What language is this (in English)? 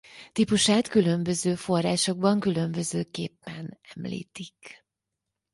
Hungarian